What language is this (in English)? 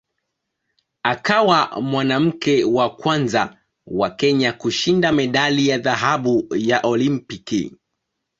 Swahili